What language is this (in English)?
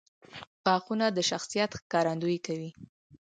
Pashto